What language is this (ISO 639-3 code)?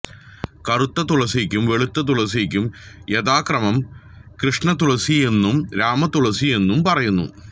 mal